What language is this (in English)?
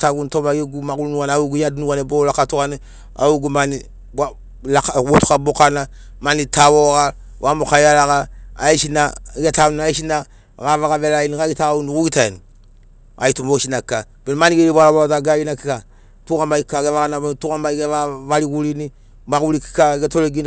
Sinaugoro